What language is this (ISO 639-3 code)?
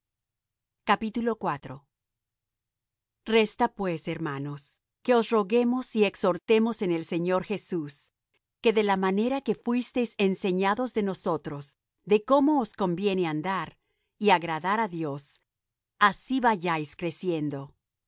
spa